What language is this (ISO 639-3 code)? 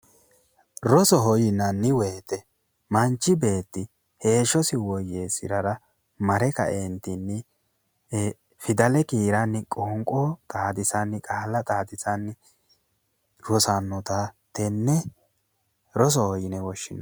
sid